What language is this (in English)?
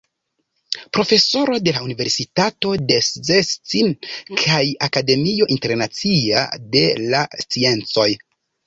Esperanto